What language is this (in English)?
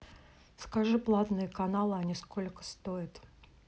Russian